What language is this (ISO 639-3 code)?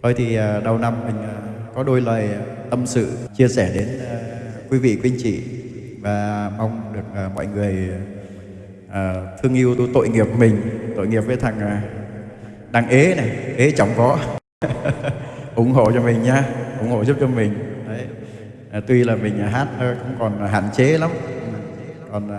vie